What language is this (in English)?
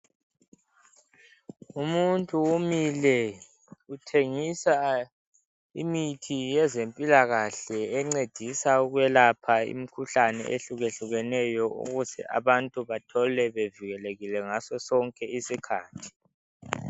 North Ndebele